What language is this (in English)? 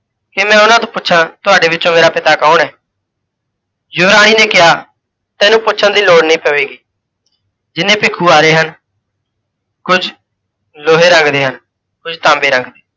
Punjabi